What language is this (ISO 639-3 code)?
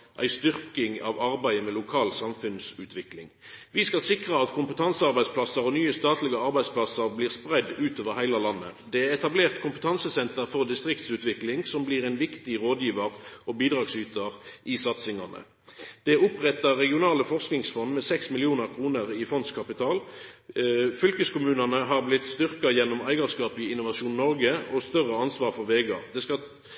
nno